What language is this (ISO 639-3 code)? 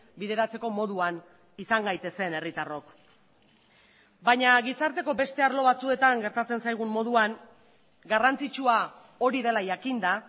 eus